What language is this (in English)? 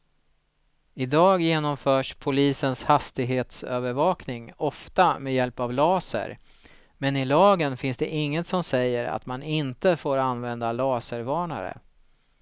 Swedish